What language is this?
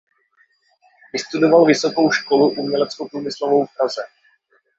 Czech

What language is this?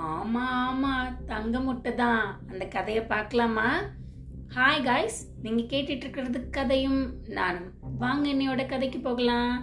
Tamil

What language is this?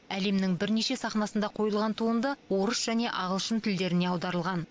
Kazakh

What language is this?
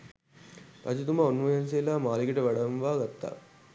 Sinhala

